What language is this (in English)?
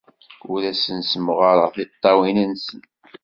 Kabyle